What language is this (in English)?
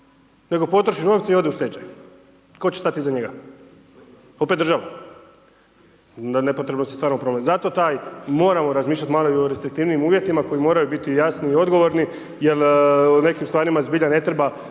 Croatian